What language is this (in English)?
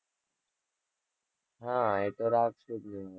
Gujarati